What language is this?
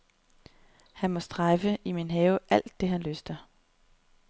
Danish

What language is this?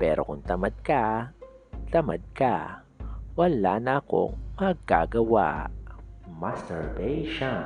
Filipino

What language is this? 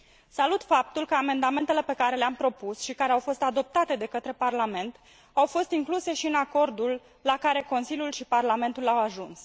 Romanian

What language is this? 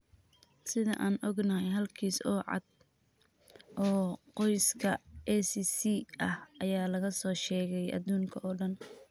Somali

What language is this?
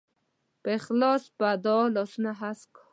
Pashto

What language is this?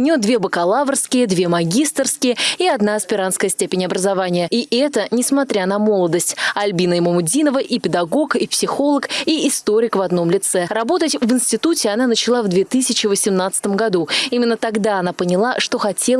Russian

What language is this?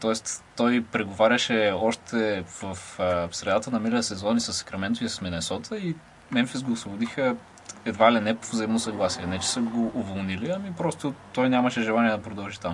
Bulgarian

